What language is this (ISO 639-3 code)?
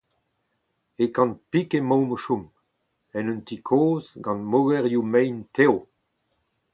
bre